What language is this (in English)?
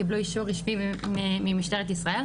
Hebrew